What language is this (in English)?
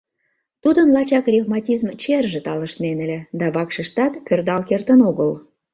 Mari